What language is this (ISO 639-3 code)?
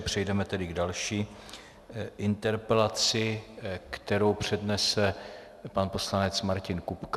ces